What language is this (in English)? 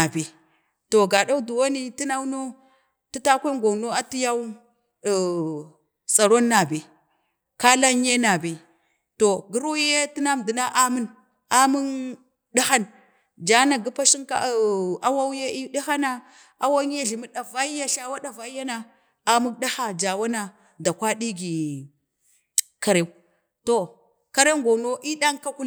Bade